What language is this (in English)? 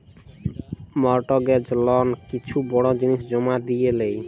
Bangla